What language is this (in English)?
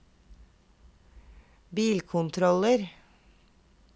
Norwegian